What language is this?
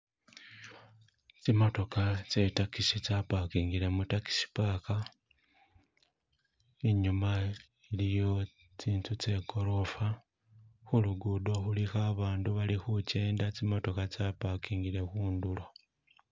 Masaaba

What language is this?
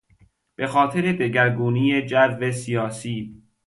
Persian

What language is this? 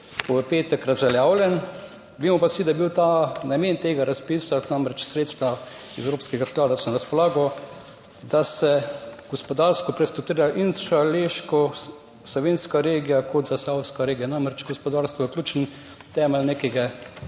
Slovenian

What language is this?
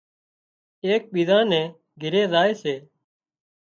Wadiyara Koli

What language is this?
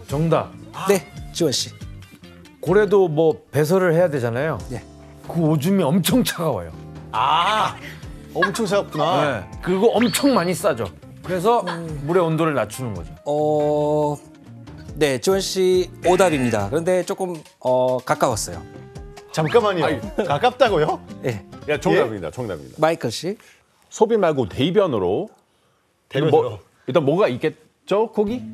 Korean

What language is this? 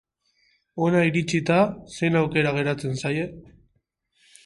Basque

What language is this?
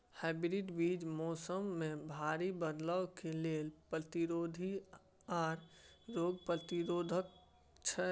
Maithili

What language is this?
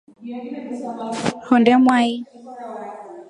Rombo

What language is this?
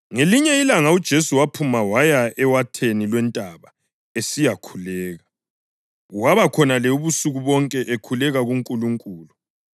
North Ndebele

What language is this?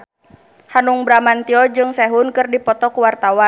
Sundanese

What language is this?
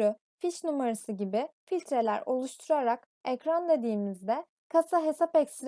Turkish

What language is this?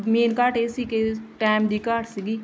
Punjabi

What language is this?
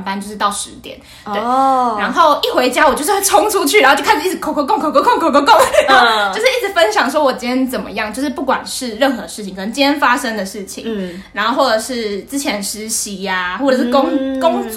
Chinese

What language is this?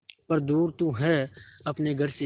Hindi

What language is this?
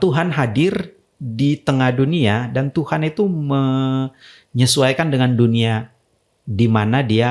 Indonesian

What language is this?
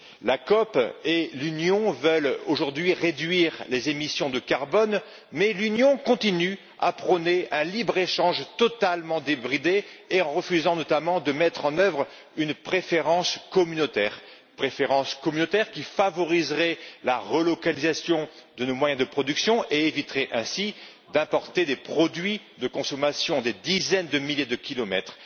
French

